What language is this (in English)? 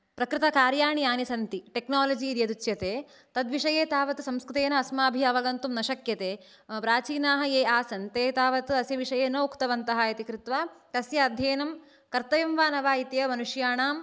Sanskrit